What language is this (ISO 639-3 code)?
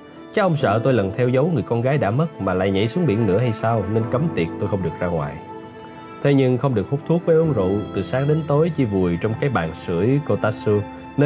vie